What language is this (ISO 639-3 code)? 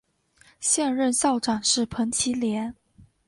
zho